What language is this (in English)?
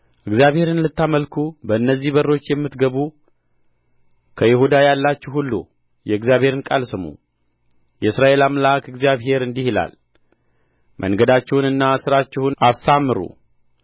Amharic